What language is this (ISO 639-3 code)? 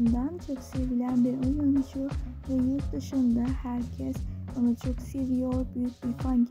tur